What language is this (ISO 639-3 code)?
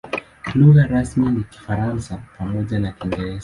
swa